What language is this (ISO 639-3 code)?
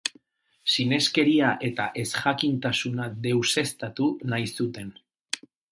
eus